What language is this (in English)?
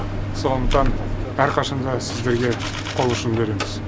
Kazakh